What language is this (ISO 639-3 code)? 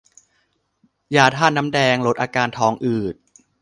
tha